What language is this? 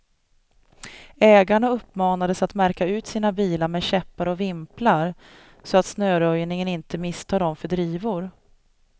Swedish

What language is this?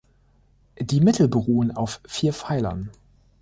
German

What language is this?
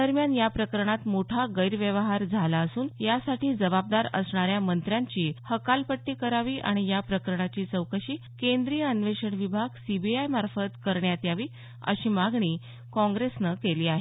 Marathi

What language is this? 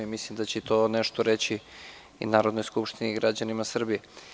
Serbian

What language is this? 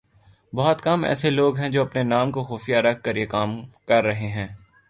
Urdu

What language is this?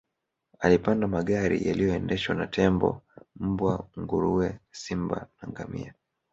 Swahili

